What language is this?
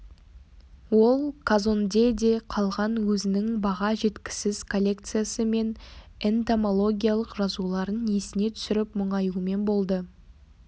Kazakh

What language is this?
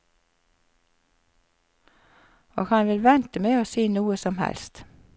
Norwegian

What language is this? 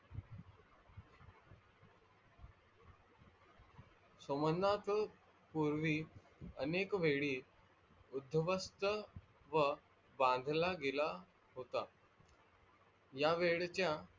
Marathi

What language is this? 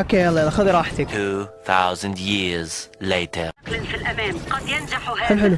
Arabic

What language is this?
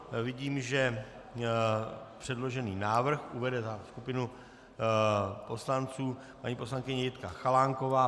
Czech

